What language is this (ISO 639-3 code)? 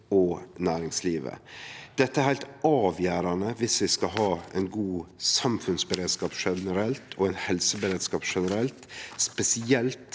nor